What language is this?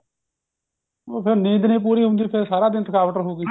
Punjabi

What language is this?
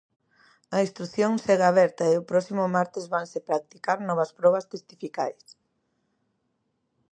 Galician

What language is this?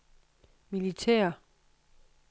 Danish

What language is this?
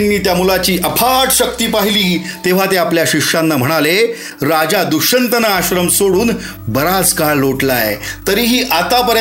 Marathi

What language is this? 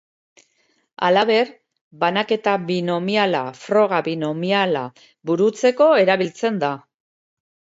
Basque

